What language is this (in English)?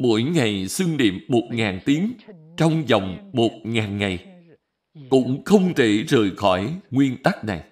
Vietnamese